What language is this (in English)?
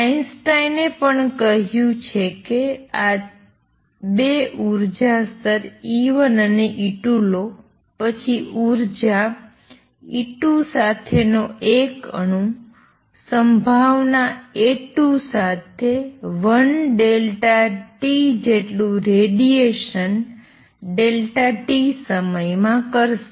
Gujarati